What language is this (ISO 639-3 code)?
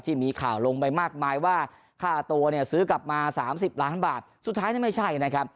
tha